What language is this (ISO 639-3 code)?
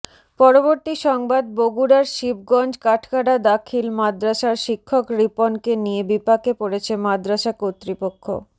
ben